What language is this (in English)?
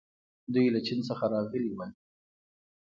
Pashto